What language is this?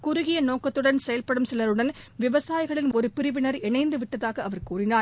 Tamil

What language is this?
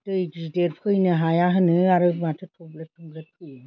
Bodo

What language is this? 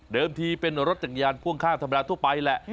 Thai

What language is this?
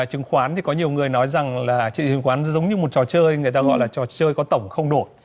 Vietnamese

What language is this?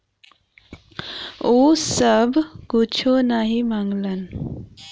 Bhojpuri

